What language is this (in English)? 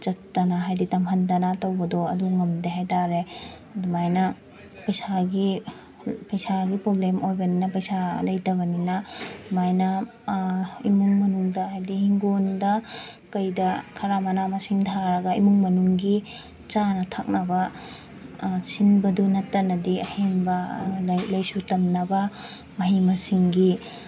Manipuri